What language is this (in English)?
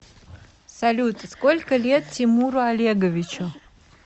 Russian